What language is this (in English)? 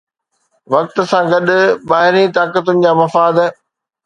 Sindhi